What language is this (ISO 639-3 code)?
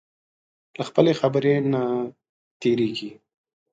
pus